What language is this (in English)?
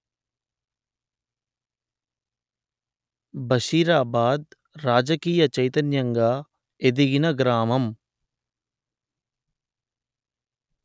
Telugu